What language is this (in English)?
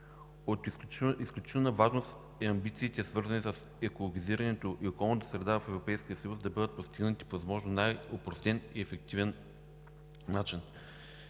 Bulgarian